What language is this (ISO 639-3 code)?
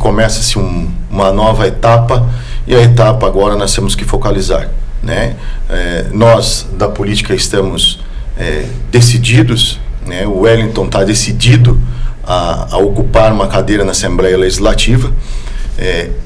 por